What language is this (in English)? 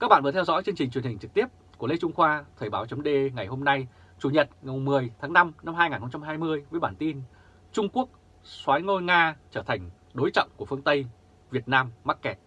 Vietnamese